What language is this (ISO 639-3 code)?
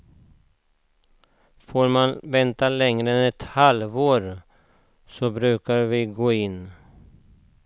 swe